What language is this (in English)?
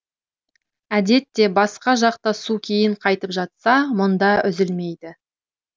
Kazakh